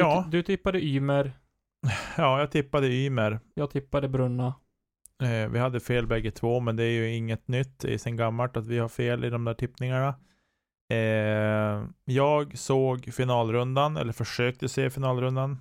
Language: Swedish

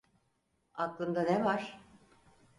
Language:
Turkish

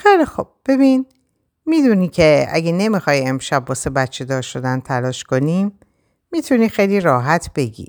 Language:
Persian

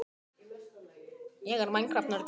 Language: Icelandic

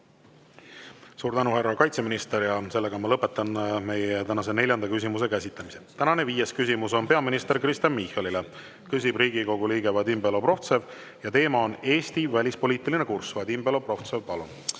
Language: Estonian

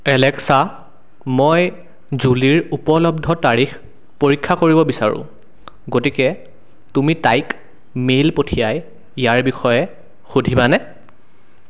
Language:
Assamese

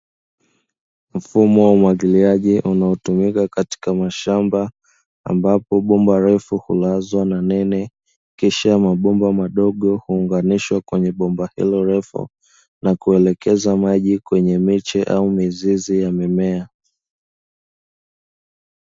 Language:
Swahili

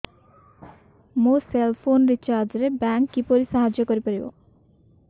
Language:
Odia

